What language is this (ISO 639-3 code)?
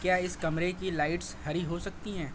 urd